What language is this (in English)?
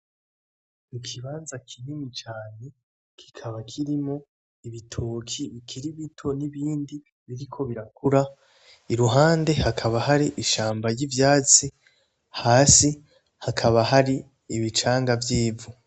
Rundi